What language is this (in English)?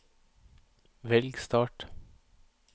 Norwegian